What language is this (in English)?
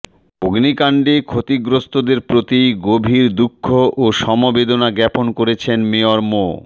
Bangla